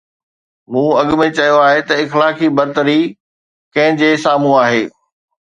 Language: Sindhi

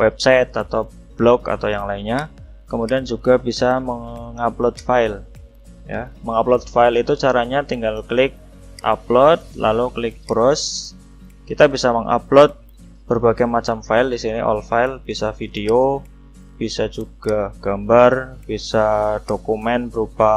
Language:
Indonesian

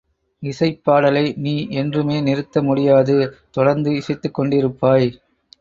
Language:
Tamil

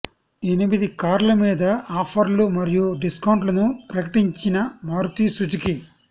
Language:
Telugu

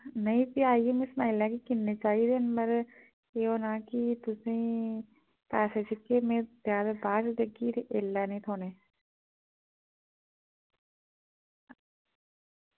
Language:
Dogri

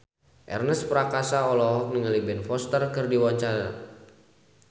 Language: Sundanese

